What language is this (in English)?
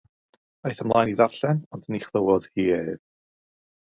Welsh